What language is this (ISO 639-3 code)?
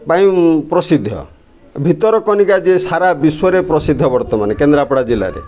ori